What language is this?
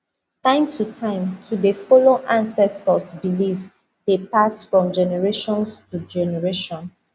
Nigerian Pidgin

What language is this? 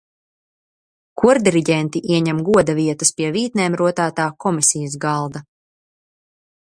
Latvian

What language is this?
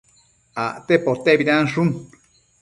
Matsés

